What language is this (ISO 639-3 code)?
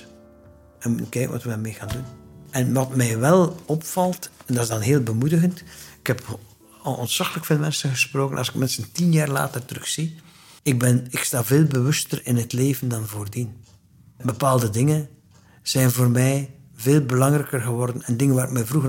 nld